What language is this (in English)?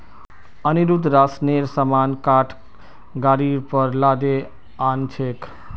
Magahi